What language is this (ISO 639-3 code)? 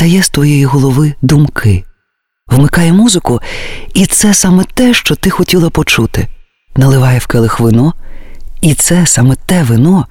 ukr